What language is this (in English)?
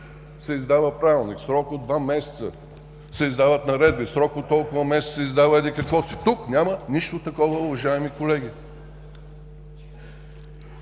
Bulgarian